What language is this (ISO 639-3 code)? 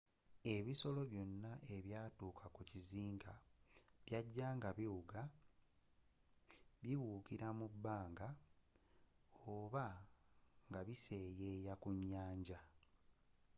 lug